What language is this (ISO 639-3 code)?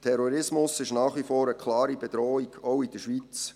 gsw